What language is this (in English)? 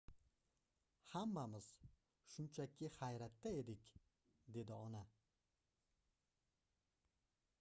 Uzbek